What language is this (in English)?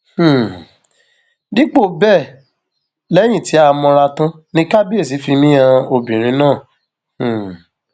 Yoruba